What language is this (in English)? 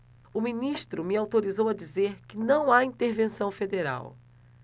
Portuguese